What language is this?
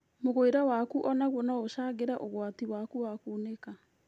Kikuyu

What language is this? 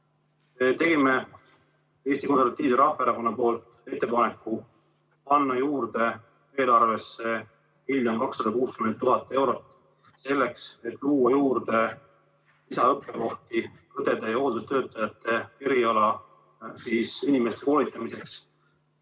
Estonian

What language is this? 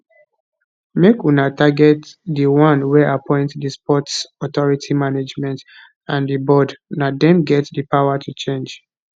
Nigerian Pidgin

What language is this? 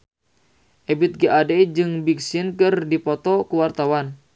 Sundanese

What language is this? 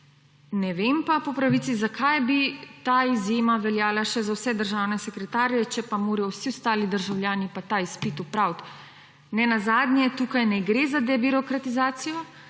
Slovenian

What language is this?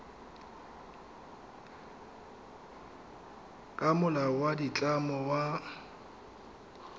Tswana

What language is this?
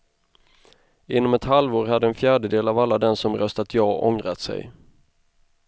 Swedish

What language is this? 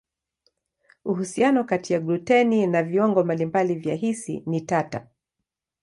Swahili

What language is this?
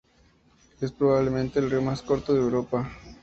Spanish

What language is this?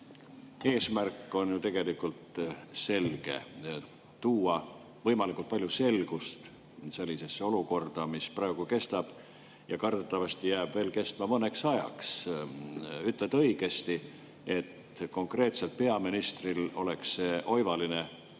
Estonian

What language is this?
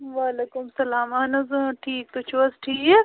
Kashmiri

